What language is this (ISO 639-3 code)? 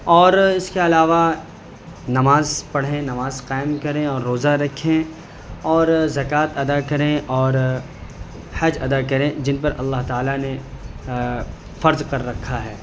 urd